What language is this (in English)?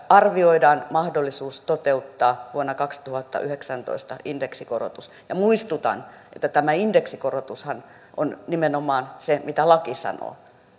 Finnish